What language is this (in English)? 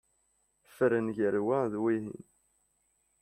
Kabyle